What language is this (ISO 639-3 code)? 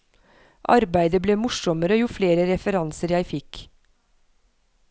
nor